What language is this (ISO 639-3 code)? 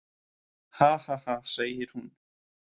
isl